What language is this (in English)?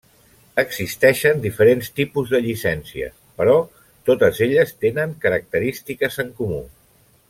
Catalan